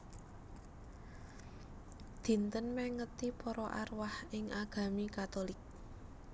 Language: Javanese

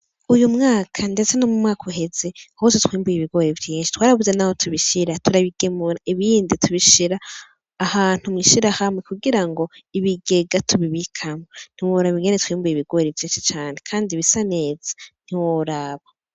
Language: Rundi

